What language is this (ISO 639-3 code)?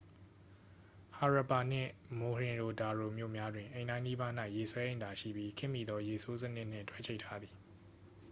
mya